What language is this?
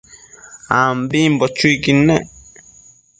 Matsés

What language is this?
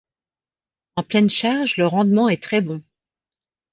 French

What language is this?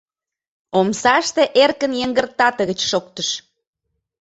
Mari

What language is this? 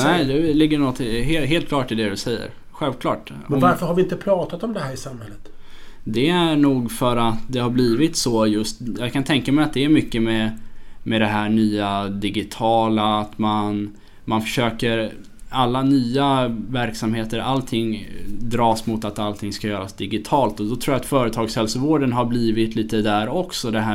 Swedish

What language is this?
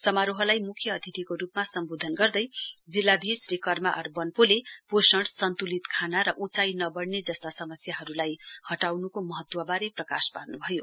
Nepali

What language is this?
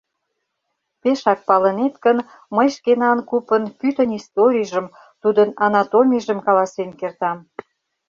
Mari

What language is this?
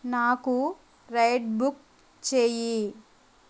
Telugu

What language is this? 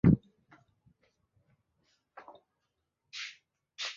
Swahili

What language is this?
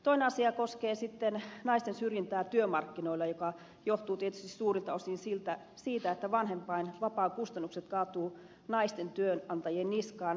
Finnish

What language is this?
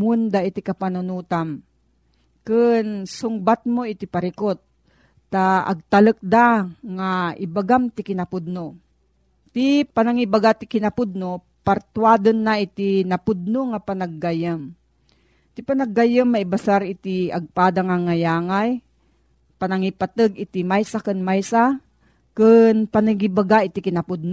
Filipino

